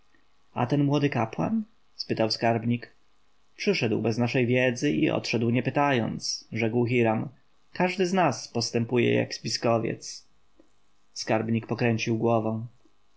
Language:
Polish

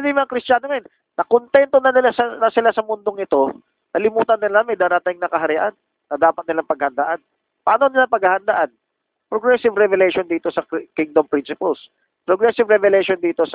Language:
Filipino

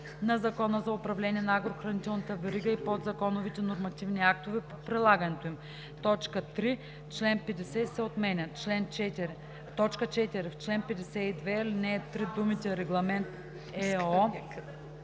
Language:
Bulgarian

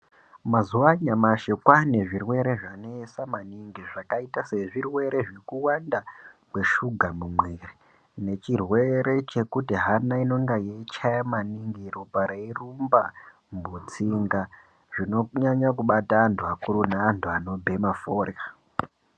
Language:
Ndau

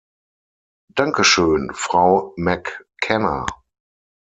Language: German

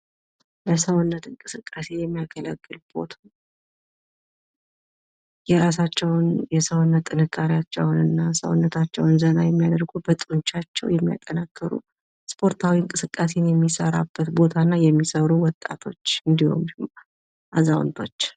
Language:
Amharic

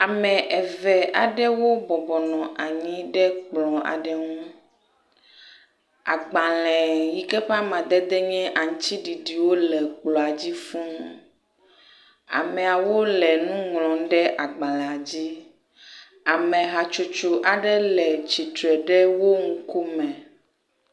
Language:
Ewe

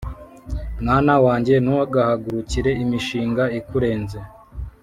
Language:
Kinyarwanda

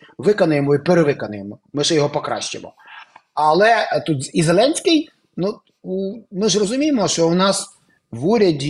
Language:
Ukrainian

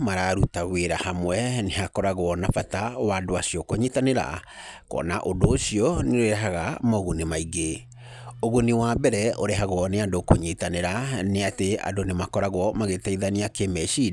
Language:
Kikuyu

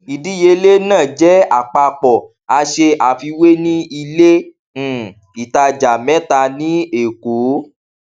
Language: Yoruba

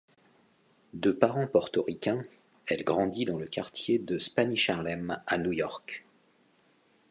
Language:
French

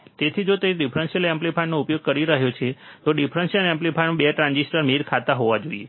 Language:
Gujarati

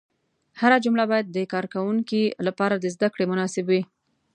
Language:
Pashto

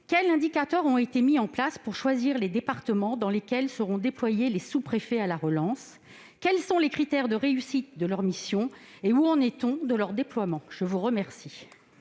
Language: French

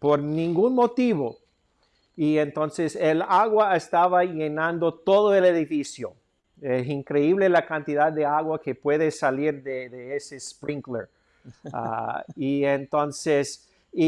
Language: Spanish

